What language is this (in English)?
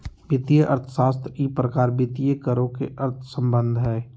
Magahi